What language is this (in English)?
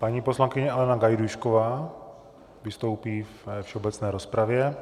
Czech